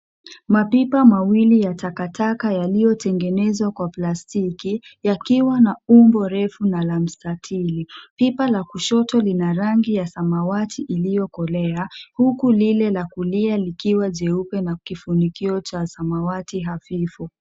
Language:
Swahili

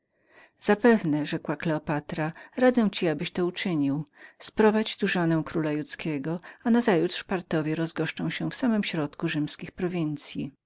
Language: Polish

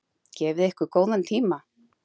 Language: Icelandic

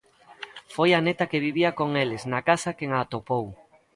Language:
Galician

